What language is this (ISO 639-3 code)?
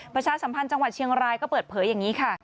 tha